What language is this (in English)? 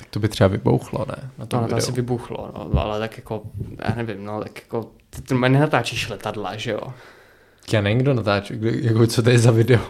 Czech